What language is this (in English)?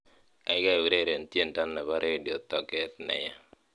Kalenjin